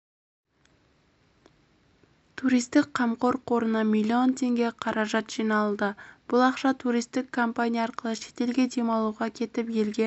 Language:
Kazakh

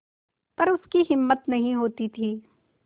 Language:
Hindi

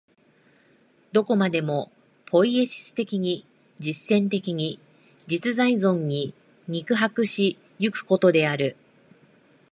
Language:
Japanese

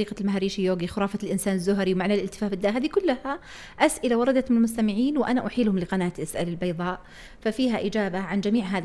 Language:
Arabic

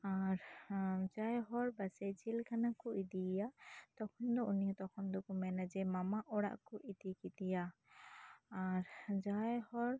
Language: Santali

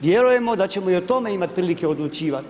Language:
Croatian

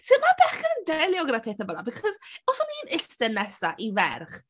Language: Welsh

